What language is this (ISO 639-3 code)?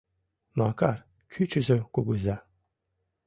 chm